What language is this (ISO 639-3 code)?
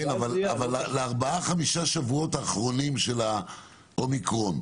heb